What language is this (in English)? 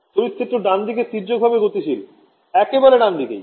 Bangla